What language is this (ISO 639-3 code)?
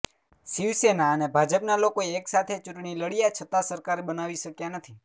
guj